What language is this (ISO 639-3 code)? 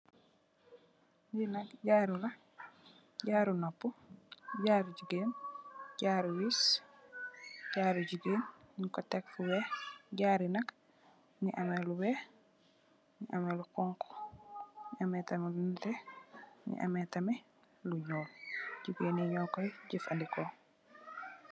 wol